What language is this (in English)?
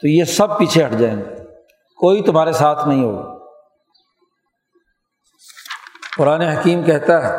Urdu